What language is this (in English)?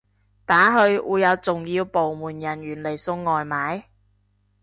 Cantonese